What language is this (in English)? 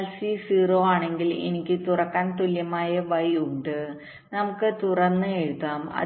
Malayalam